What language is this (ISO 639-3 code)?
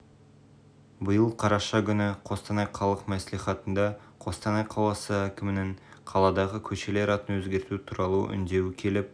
kaz